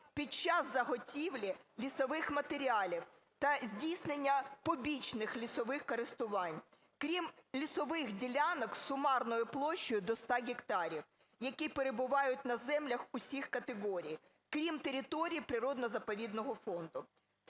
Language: Ukrainian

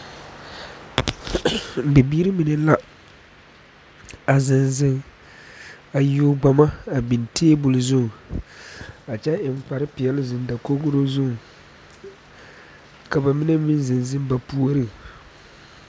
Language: Southern Dagaare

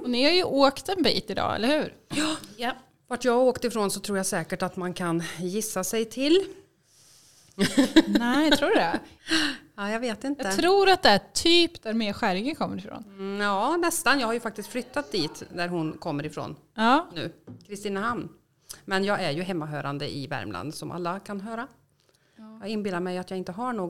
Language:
Swedish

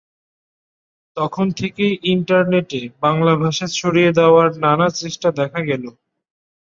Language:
Bangla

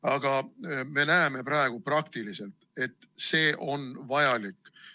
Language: Estonian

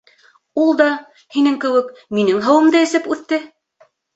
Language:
Bashkir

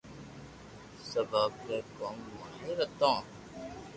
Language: Loarki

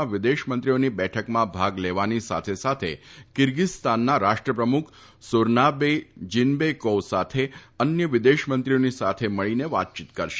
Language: Gujarati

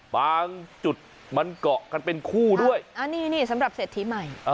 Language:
Thai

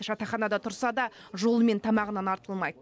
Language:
Kazakh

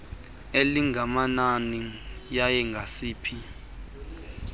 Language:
Xhosa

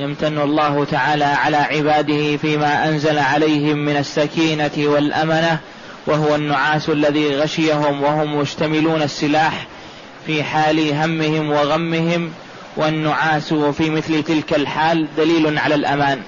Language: Arabic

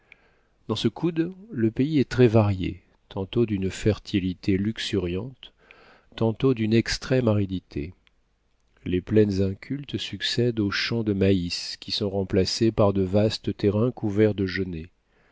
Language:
French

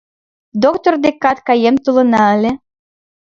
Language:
Mari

